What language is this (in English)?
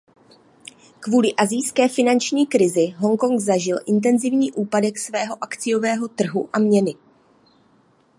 Czech